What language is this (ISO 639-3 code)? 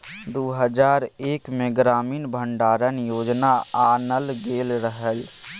mai